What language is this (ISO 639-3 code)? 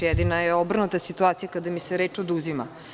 srp